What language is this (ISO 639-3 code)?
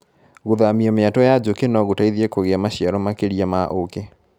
kik